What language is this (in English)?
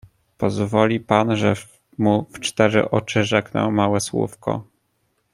Polish